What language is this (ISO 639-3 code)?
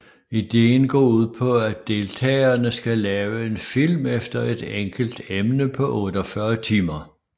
dan